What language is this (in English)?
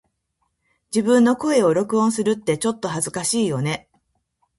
Japanese